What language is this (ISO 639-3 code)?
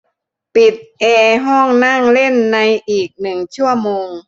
tha